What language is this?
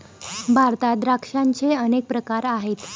Marathi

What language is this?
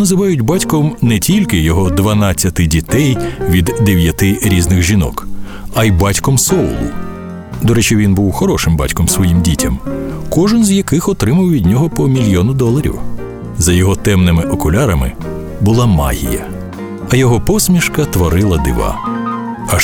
Ukrainian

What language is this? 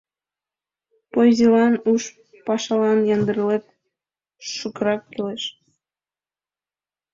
Mari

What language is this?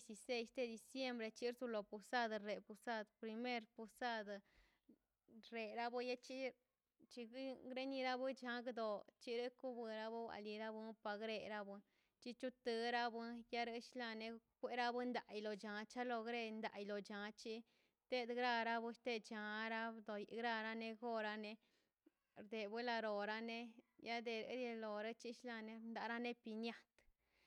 Mazaltepec Zapotec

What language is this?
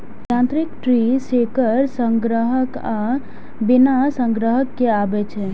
Maithili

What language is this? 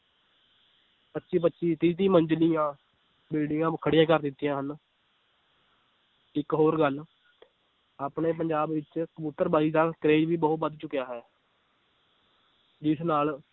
Punjabi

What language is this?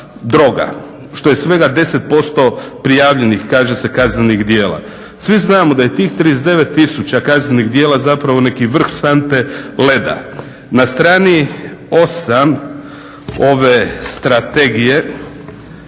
Croatian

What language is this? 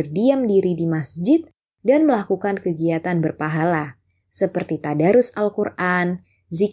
Indonesian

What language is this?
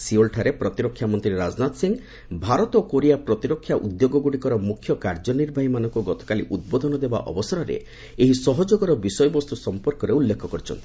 Odia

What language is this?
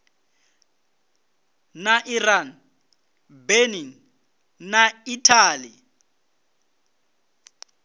Venda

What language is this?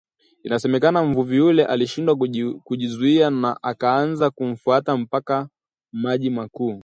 Swahili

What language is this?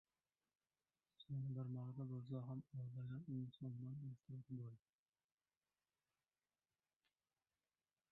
Uzbek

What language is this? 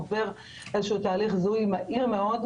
Hebrew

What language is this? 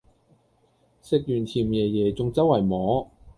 Cantonese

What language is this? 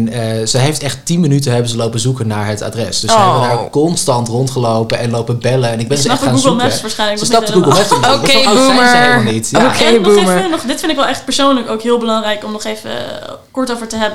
Dutch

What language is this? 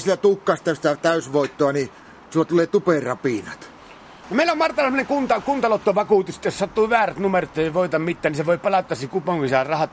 Finnish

